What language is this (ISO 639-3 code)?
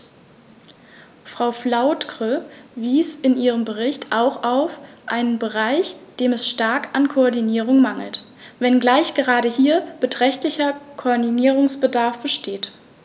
deu